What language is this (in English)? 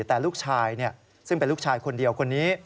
Thai